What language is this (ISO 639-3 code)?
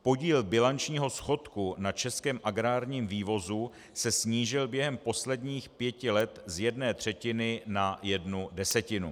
ces